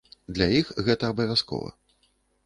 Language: Belarusian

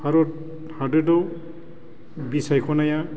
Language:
Bodo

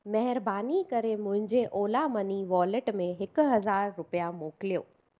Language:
Sindhi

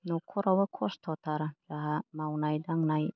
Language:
Bodo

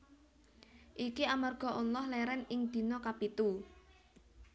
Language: Javanese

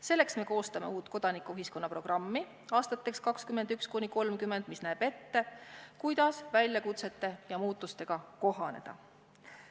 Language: Estonian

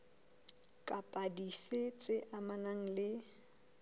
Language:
Southern Sotho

